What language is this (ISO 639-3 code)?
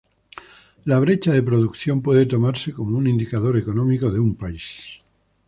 spa